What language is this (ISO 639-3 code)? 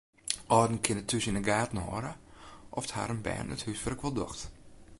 fry